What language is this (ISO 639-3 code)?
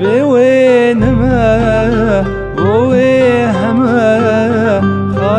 kur